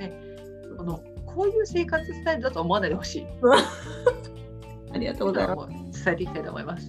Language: Japanese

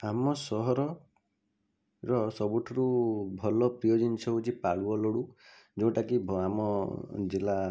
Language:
Odia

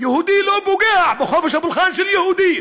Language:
Hebrew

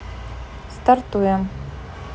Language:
Russian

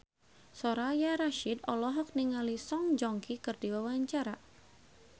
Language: Sundanese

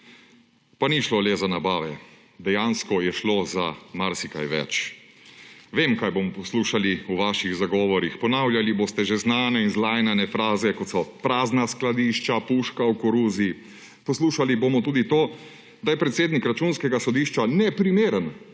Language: Slovenian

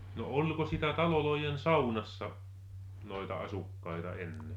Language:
Finnish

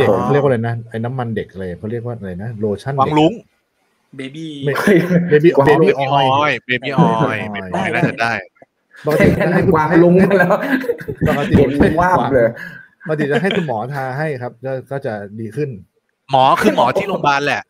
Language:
Thai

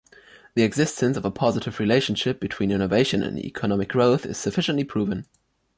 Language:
English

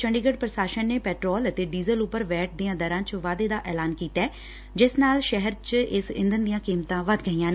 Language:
Punjabi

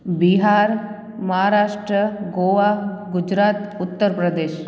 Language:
Sindhi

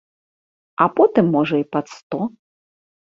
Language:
Belarusian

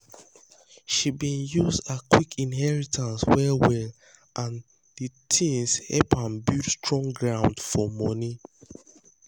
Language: Nigerian Pidgin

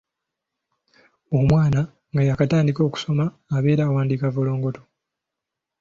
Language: Ganda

